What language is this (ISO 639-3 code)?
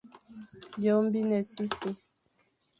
fan